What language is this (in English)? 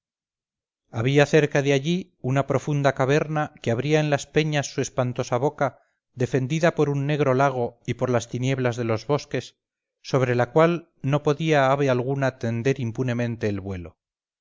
Spanish